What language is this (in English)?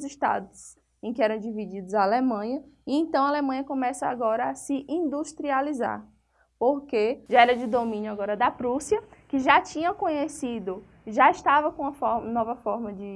Portuguese